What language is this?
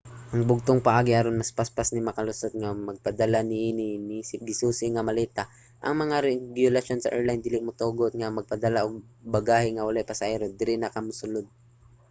Cebuano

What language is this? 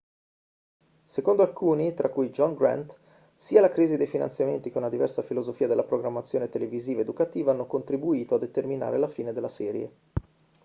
Italian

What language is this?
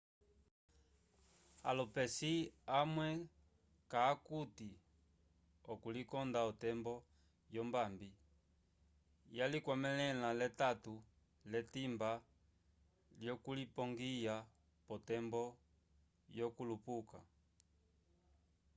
Umbundu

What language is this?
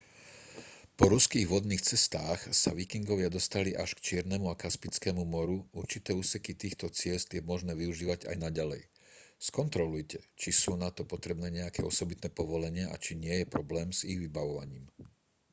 Slovak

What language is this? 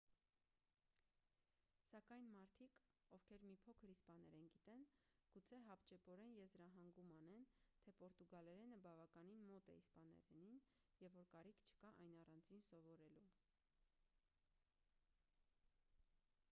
Armenian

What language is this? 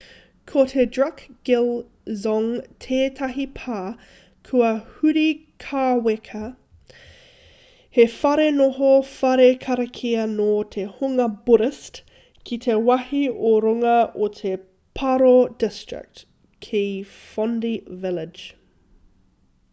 Māori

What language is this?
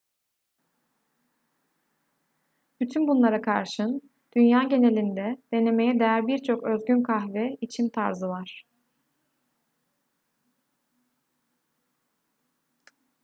Turkish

